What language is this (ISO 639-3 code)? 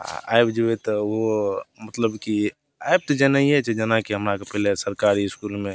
mai